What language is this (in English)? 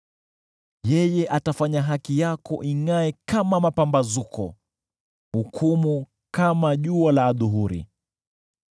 Swahili